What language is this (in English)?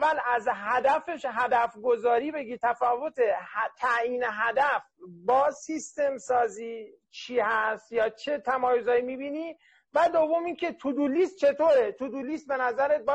Persian